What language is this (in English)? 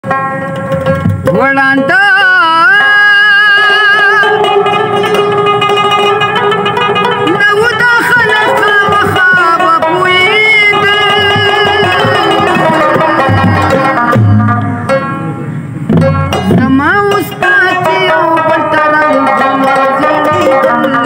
Marathi